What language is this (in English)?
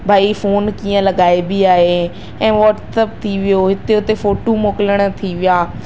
Sindhi